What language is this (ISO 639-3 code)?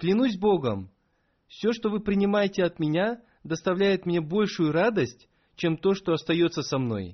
rus